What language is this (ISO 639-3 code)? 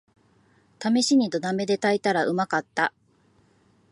jpn